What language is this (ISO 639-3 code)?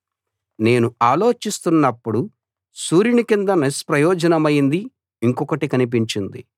tel